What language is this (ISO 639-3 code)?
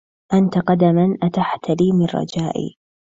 ara